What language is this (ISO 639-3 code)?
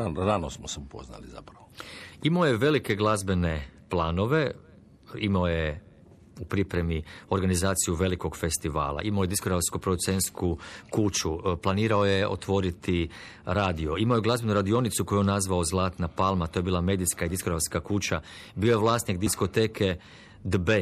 hrv